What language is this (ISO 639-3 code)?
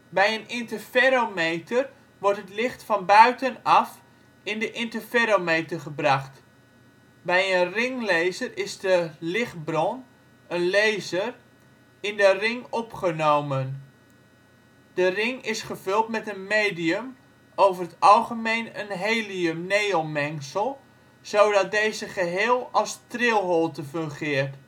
nld